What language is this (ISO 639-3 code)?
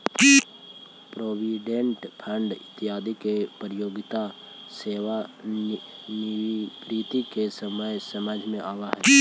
mag